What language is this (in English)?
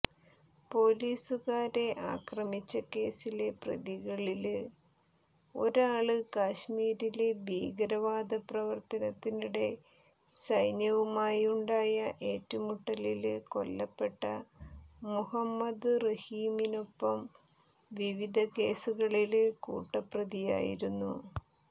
Malayalam